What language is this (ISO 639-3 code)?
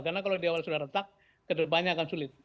ind